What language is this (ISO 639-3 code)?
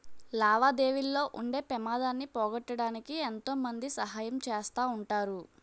tel